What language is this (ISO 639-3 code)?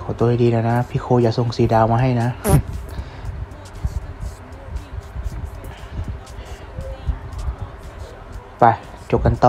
tha